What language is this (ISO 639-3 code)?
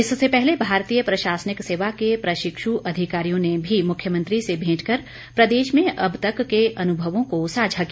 hin